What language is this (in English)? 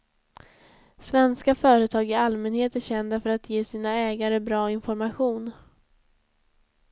Swedish